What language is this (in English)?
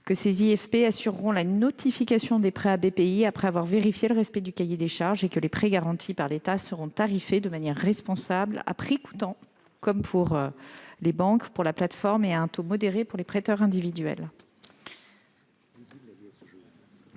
French